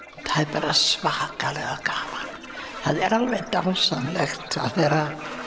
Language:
Icelandic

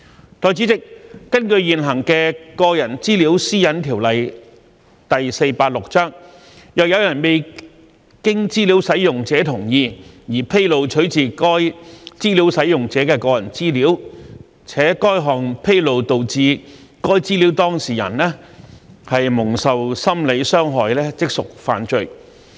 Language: Cantonese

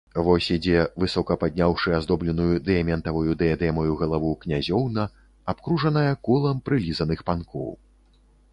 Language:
Belarusian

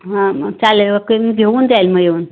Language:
Marathi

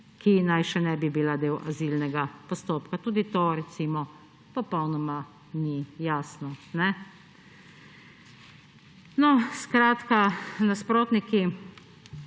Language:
Slovenian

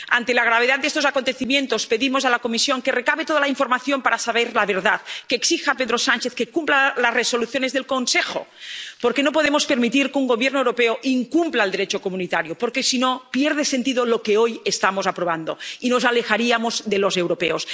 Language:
Spanish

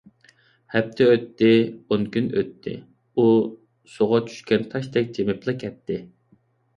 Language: Uyghur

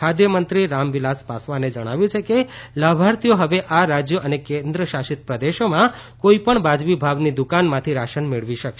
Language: Gujarati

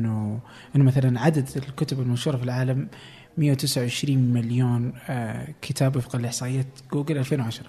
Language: Arabic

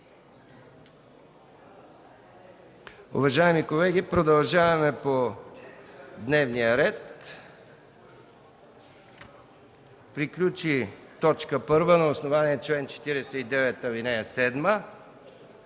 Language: Bulgarian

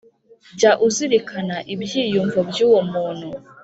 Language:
Kinyarwanda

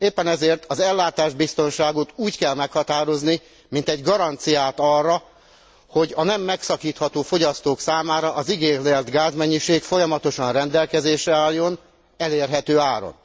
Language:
Hungarian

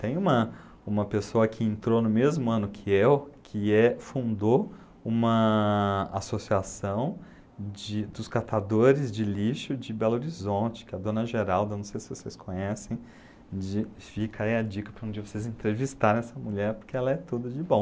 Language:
Portuguese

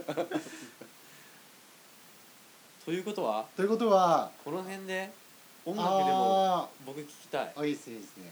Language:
Japanese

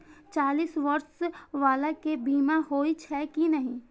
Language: Maithili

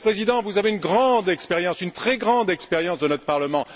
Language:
French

